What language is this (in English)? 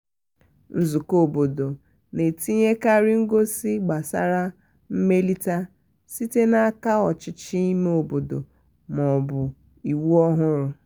Igbo